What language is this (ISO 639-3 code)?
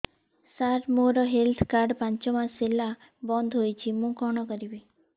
ori